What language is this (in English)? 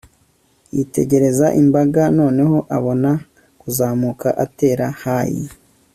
Kinyarwanda